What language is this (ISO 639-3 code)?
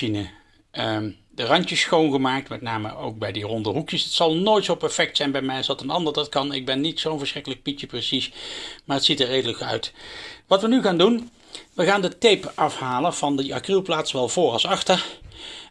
nld